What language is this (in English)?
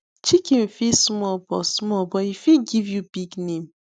Nigerian Pidgin